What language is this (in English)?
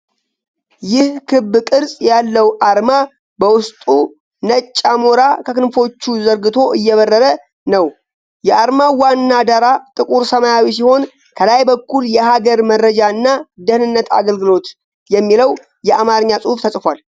Amharic